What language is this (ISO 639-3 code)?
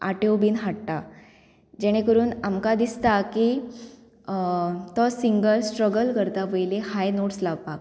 kok